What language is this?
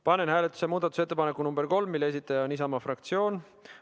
Estonian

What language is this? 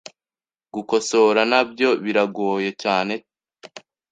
Kinyarwanda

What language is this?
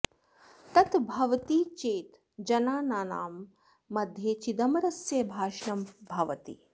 Sanskrit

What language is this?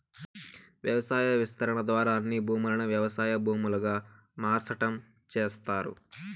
Telugu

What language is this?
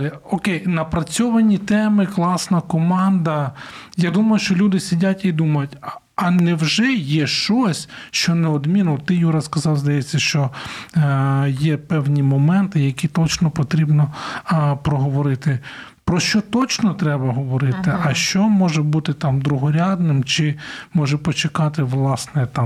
Ukrainian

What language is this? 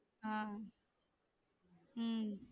Tamil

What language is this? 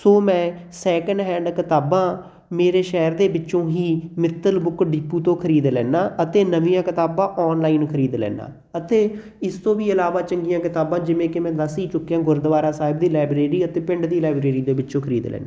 Punjabi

